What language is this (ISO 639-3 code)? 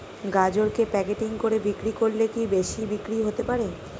ben